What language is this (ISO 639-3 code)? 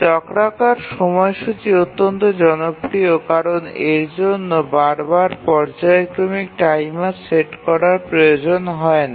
ben